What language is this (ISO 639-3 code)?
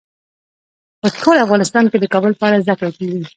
pus